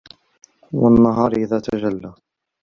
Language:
Arabic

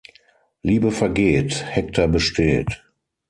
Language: German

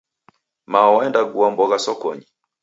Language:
Taita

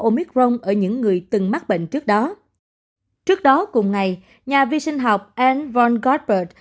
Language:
Vietnamese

